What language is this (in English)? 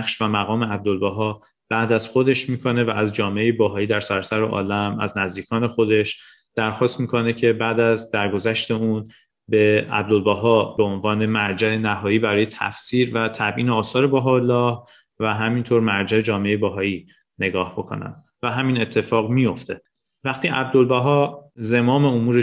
Persian